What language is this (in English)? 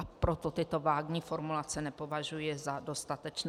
Czech